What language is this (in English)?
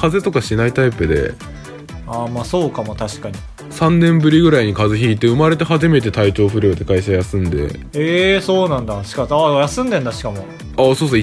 Japanese